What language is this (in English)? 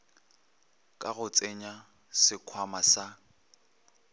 Northern Sotho